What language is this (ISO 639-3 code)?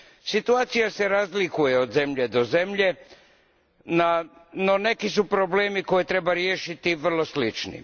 hrv